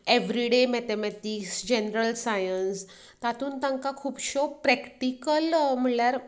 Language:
Konkani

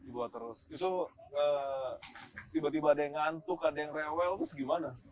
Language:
Indonesian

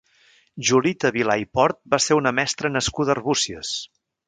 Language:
Catalan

